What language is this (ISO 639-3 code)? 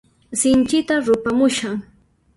qxp